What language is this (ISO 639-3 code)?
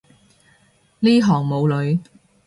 yue